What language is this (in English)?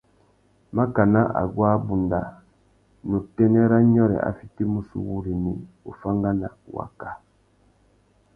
Tuki